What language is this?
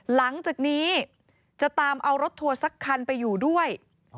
Thai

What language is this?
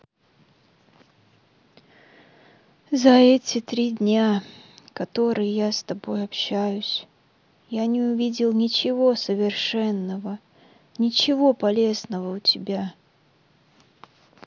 Russian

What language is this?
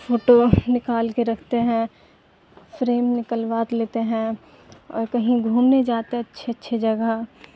Urdu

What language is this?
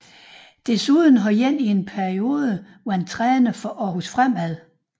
Danish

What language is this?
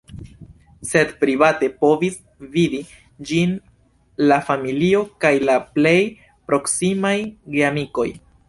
Esperanto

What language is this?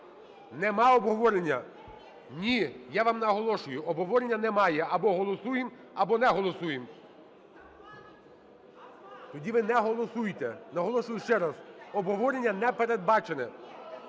Ukrainian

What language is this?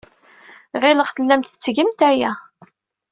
Kabyle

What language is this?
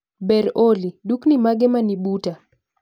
Luo (Kenya and Tanzania)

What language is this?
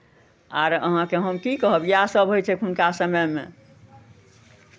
Maithili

